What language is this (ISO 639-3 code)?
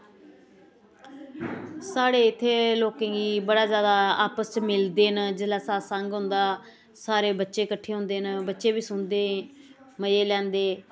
doi